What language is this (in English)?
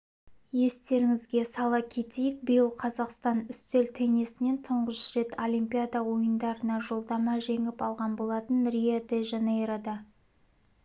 Kazakh